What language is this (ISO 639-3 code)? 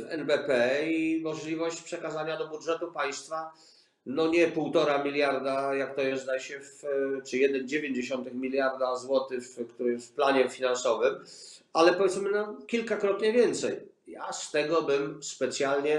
pol